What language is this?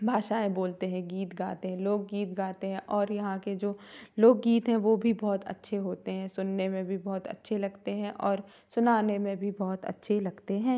Hindi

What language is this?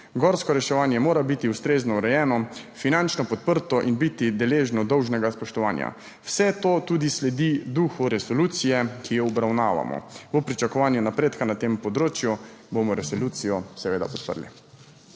Slovenian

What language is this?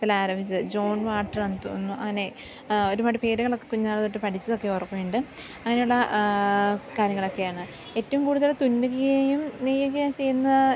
Malayalam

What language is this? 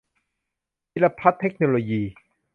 Thai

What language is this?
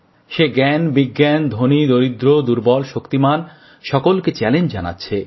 Bangla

